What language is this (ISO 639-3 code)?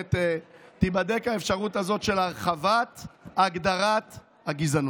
heb